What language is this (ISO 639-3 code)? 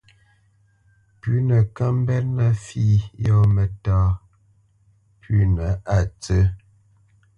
bce